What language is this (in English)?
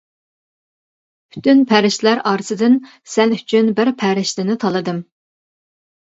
Uyghur